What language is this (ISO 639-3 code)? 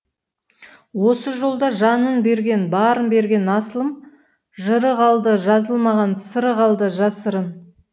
kaz